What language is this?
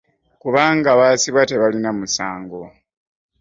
Ganda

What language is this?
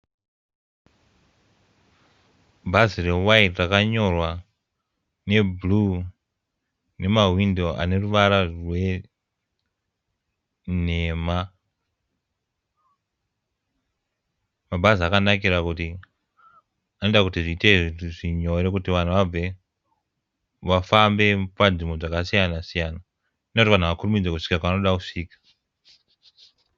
Shona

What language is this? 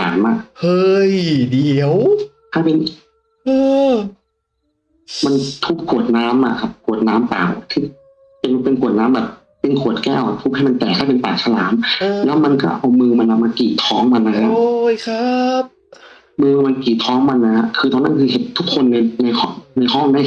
Thai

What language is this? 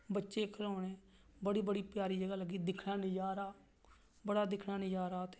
Dogri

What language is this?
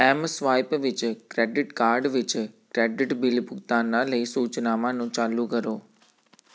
Punjabi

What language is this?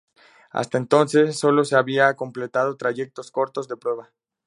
Spanish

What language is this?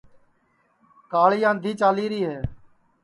Sansi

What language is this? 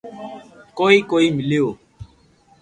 Loarki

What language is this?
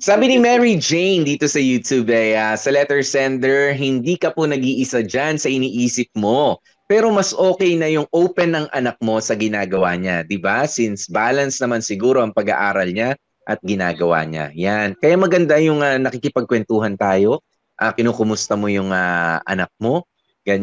Filipino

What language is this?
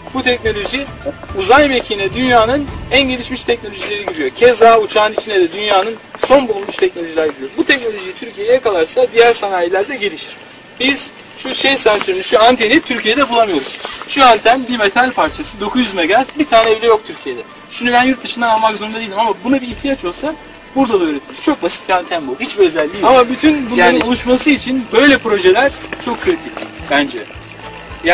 Turkish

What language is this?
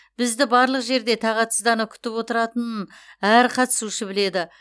Kazakh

